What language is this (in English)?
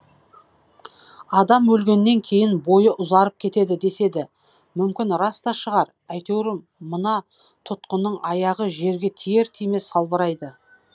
Kazakh